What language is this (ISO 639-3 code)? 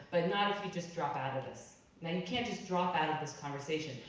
eng